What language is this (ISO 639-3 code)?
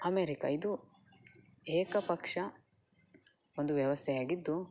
kan